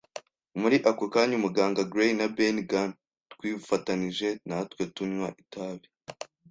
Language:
Kinyarwanda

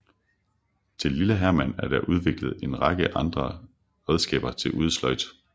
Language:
Danish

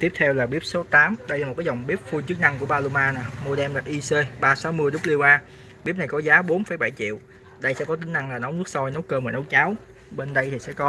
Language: Vietnamese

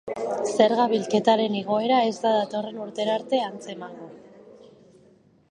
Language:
Basque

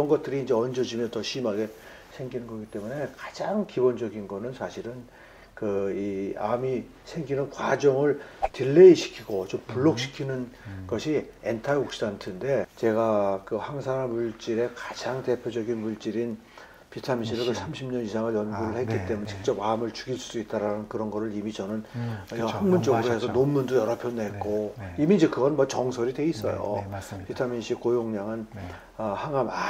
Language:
Korean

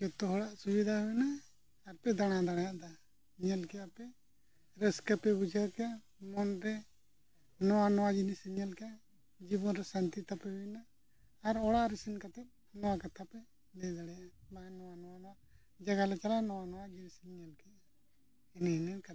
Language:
Santali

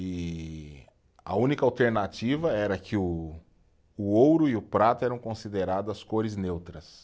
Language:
Portuguese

